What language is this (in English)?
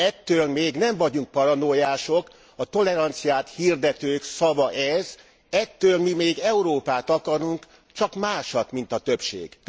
Hungarian